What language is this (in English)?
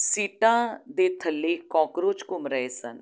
Punjabi